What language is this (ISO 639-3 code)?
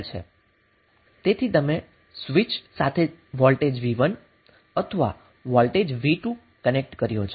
guj